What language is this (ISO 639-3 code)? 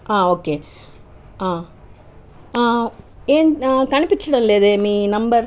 tel